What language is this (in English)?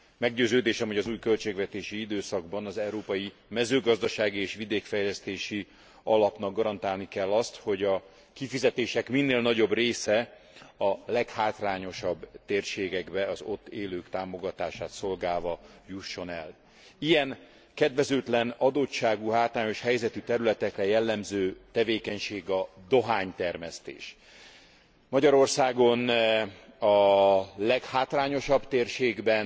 Hungarian